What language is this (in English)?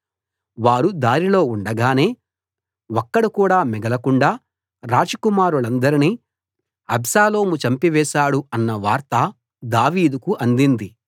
Telugu